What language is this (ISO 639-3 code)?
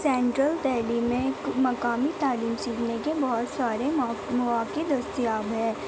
urd